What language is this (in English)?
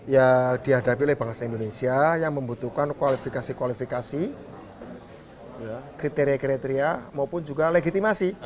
Indonesian